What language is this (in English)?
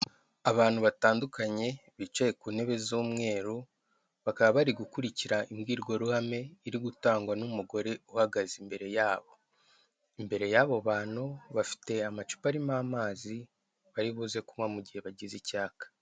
Kinyarwanda